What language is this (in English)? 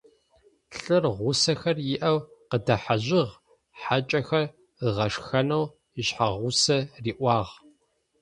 Adyghe